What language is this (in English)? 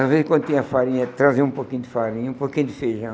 Portuguese